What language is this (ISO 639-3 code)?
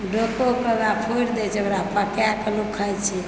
mai